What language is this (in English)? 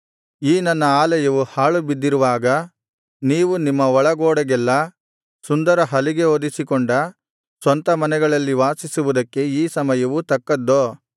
Kannada